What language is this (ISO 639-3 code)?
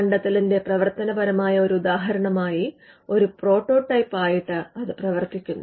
mal